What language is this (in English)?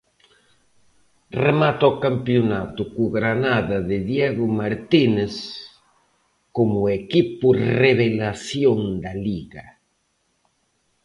Galician